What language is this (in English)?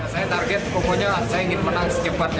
Indonesian